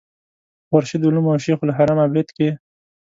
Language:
Pashto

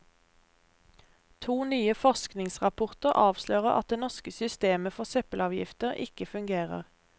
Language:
Norwegian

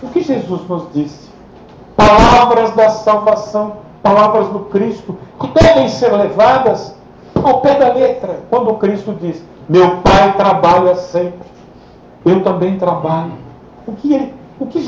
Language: Portuguese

